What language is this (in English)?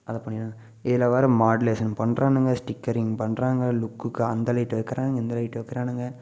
Tamil